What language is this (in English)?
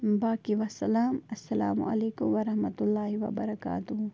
Kashmiri